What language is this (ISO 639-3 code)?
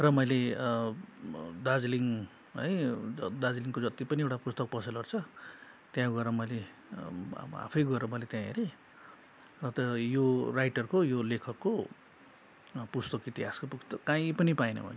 nep